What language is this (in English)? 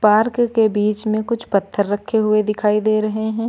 Hindi